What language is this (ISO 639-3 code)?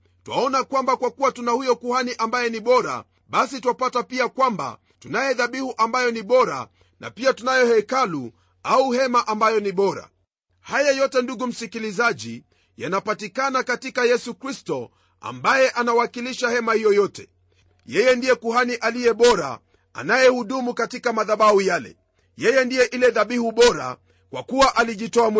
swa